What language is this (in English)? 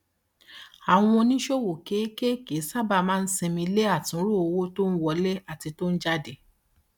Yoruba